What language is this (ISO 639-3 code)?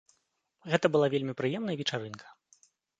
bel